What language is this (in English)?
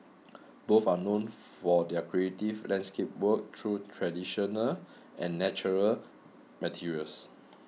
English